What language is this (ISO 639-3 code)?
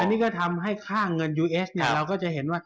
tha